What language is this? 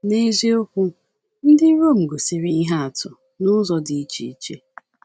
Igbo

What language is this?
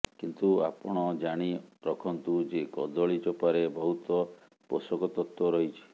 Odia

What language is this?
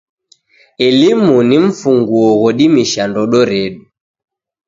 Taita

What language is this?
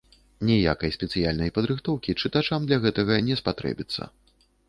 Belarusian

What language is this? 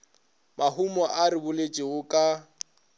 Northern Sotho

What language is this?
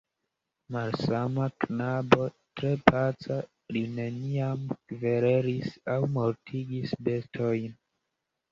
Esperanto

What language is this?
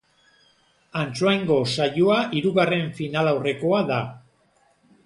Basque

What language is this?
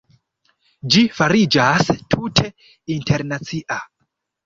Esperanto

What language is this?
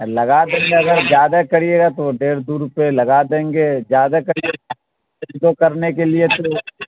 Urdu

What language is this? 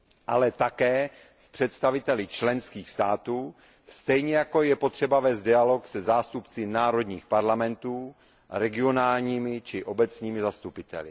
Czech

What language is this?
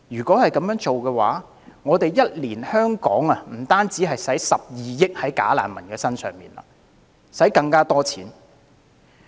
Cantonese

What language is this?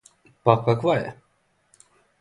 Serbian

